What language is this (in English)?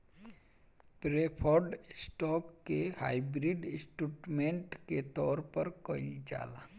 Bhojpuri